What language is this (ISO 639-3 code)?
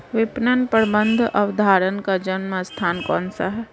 hin